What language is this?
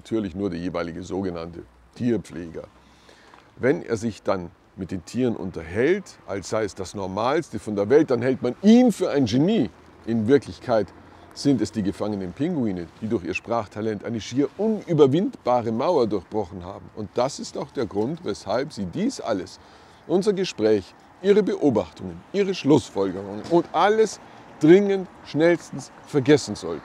German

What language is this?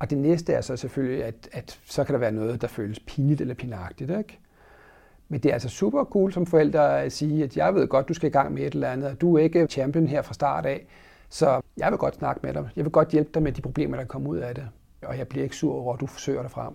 Danish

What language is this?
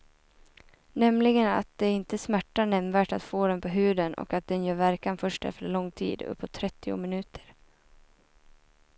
Swedish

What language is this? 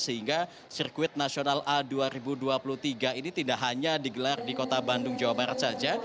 Indonesian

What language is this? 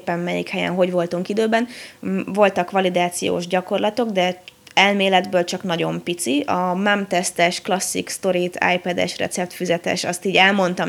Hungarian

